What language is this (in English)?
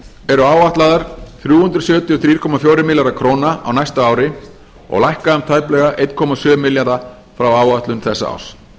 Icelandic